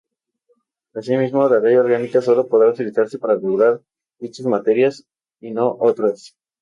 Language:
Spanish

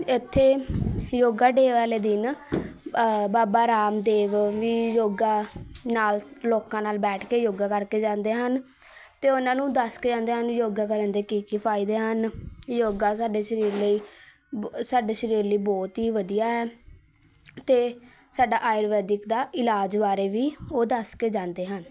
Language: Punjabi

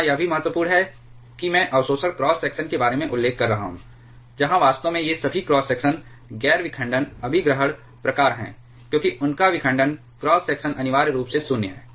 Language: Hindi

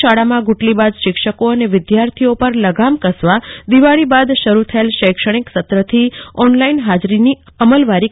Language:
Gujarati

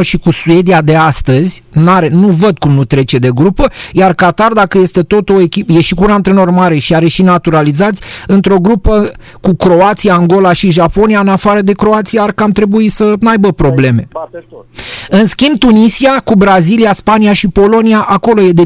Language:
Romanian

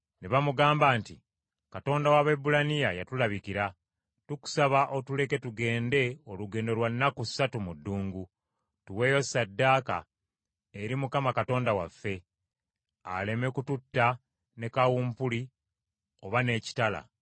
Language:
Ganda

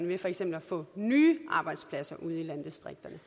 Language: Danish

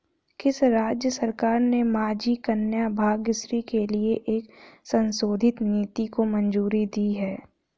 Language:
Hindi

